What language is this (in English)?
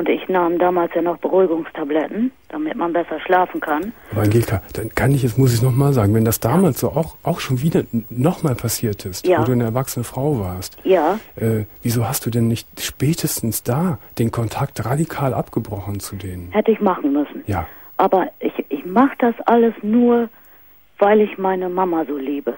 German